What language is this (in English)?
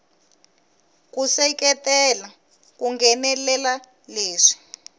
Tsonga